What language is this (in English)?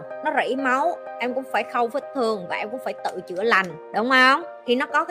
Vietnamese